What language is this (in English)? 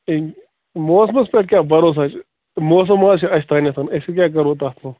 Kashmiri